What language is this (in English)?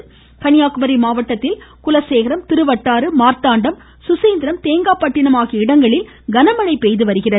Tamil